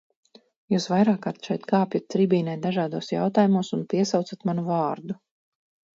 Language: Latvian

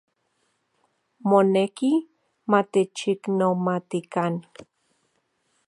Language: Central Puebla Nahuatl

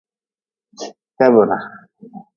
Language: Nawdm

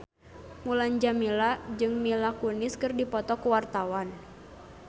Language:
Sundanese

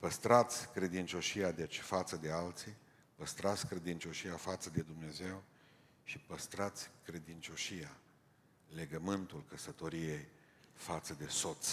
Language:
Romanian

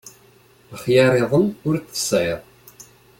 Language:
Kabyle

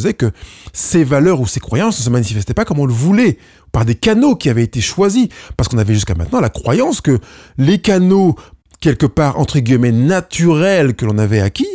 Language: French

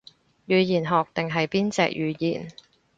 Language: Cantonese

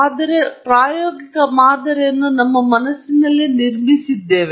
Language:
Kannada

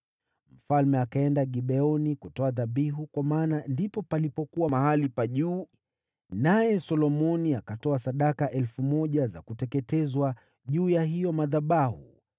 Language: Swahili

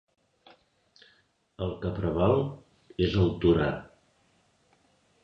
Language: Catalan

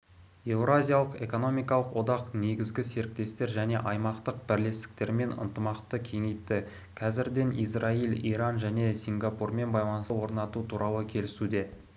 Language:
Kazakh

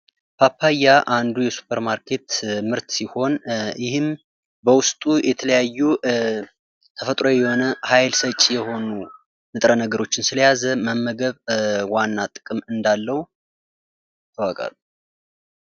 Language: Amharic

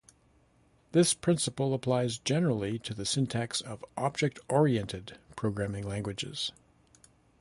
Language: English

